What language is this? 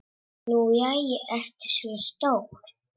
Icelandic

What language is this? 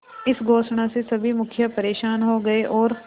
Hindi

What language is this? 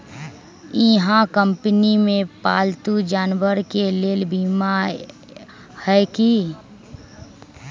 Magahi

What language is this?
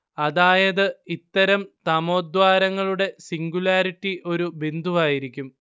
Malayalam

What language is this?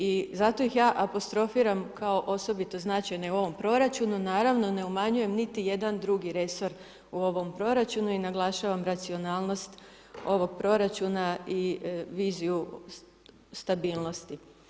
Croatian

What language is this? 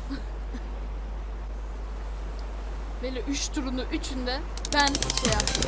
Turkish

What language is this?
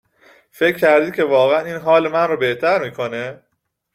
Persian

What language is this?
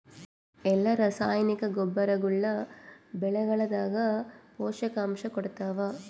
Kannada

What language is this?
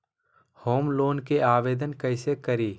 Magahi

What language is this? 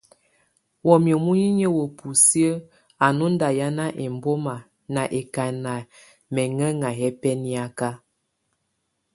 Tunen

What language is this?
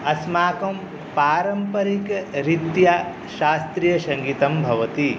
Sanskrit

